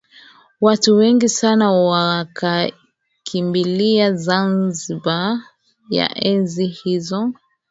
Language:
Swahili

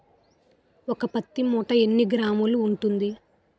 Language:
Telugu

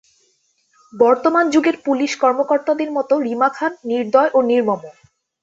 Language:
Bangla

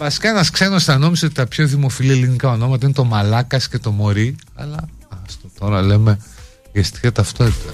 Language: Greek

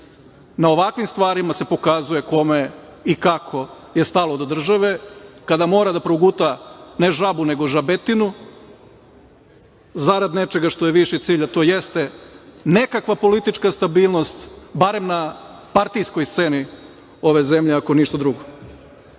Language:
Serbian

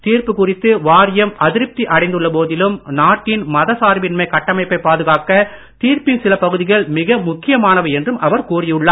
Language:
Tamil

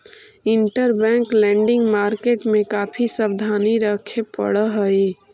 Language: Magahi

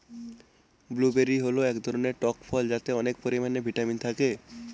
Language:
Bangla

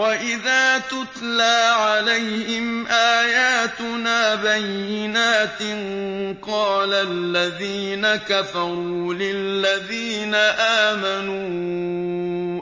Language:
Arabic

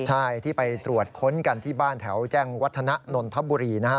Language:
Thai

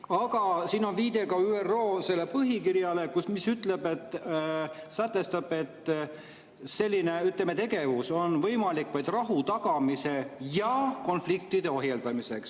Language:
Estonian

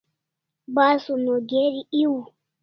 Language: Kalasha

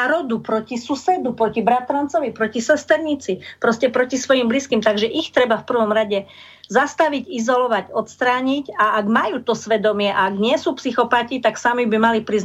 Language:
Slovak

